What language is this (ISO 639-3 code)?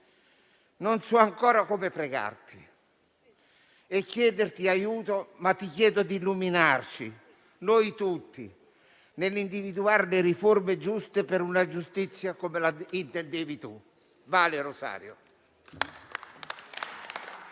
ita